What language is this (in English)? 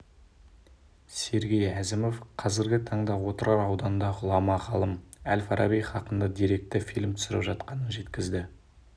Kazakh